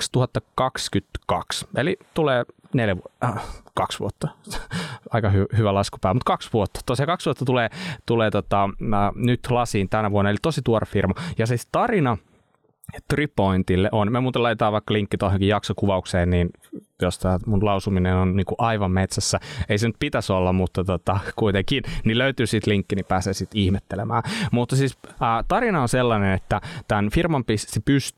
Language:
Finnish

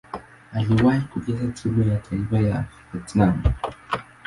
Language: Swahili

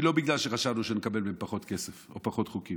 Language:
Hebrew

